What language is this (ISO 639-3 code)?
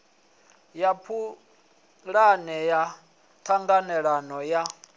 ven